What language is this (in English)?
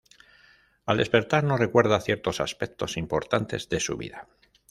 Spanish